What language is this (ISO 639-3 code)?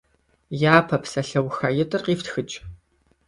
kbd